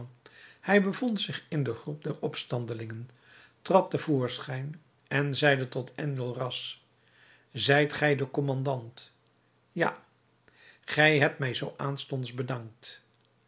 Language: Dutch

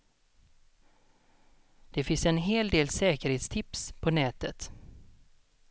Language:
Swedish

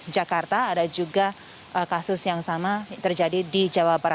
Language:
Indonesian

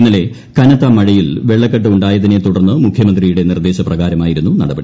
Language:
Malayalam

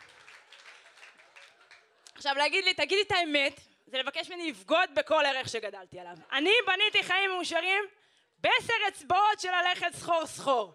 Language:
Hebrew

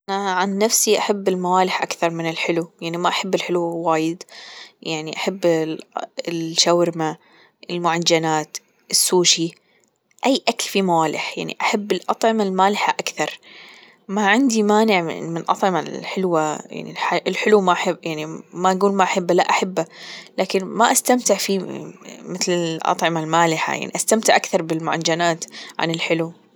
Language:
Gulf Arabic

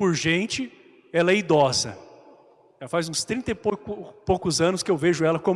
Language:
Portuguese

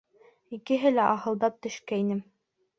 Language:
Bashkir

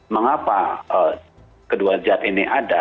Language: Indonesian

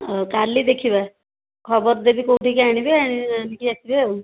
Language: Odia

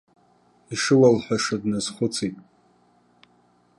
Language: Abkhazian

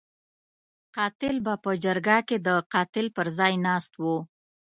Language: Pashto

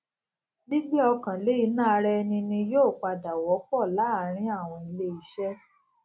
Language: Yoruba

